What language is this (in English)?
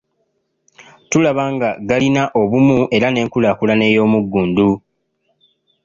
Ganda